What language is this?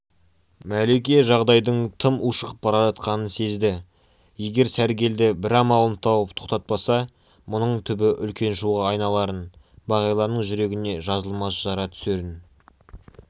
Kazakh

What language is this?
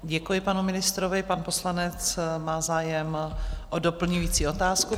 Czech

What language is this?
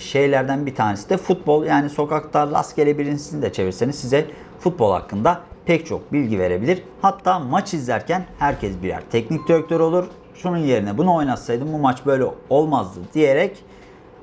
Turkish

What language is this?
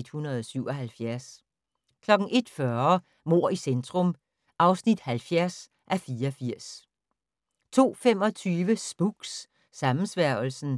Danish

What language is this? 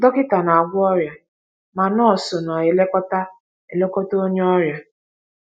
Igbo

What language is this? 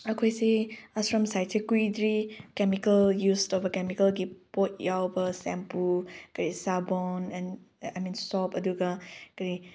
Manipuri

